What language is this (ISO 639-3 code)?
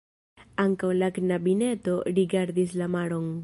epo